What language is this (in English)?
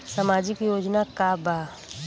Bhojpuri